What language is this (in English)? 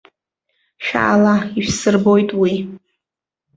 Abkhazian